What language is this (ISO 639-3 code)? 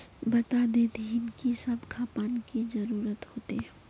mag